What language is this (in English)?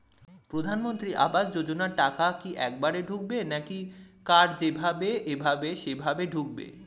Bangla